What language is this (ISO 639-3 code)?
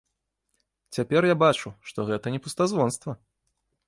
bel